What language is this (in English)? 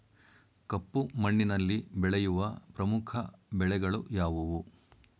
Kannada